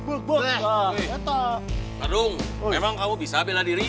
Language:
Indonesian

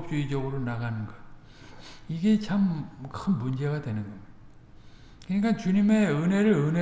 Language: Korean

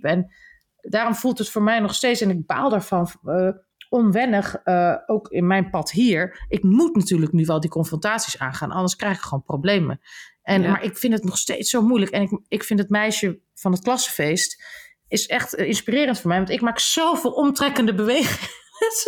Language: Dutch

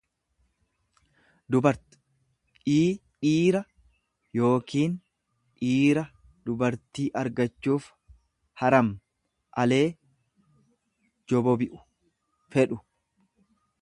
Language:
Oromo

